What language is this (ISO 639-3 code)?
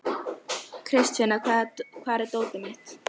isl